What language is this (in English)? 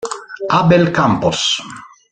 Italian